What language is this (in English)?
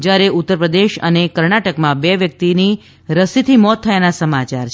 Gujarati